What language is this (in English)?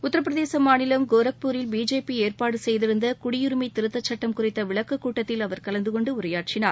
Tamil